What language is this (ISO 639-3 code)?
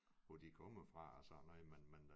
dan